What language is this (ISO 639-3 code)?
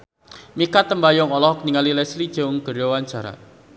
sun